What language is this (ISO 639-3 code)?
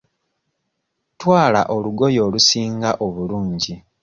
lug